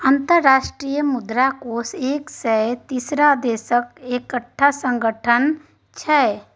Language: Maithili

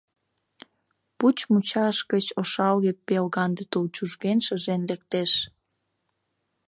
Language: Mari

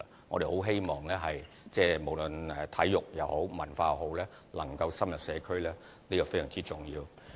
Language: Cantonese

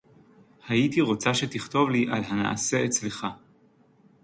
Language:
Hebrew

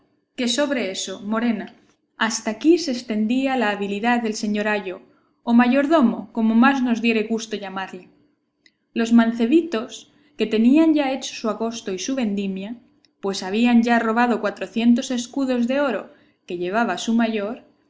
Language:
Spanish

